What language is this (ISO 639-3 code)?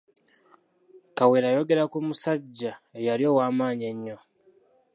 lug